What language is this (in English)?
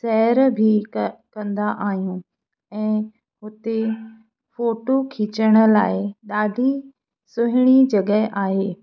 Sindhi